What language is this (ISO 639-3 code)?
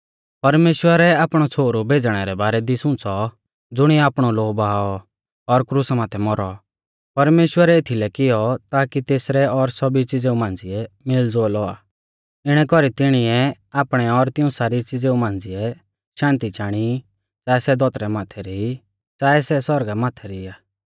bfz